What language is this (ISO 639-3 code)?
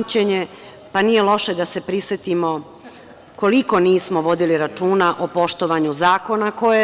srp